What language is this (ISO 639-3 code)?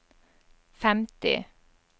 nor